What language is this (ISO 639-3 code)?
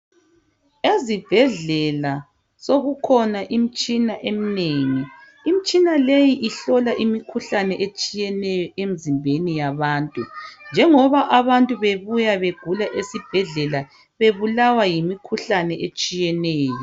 nde